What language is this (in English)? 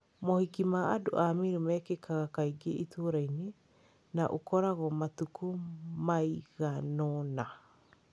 Kikuyu